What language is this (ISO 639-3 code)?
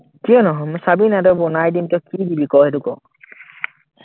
asm